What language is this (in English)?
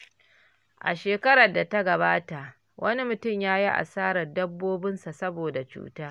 Hausa